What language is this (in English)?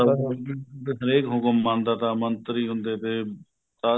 Punjabi